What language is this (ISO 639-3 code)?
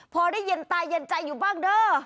tha